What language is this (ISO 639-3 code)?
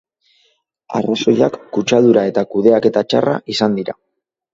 eus